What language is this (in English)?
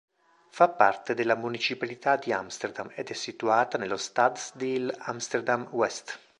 Italian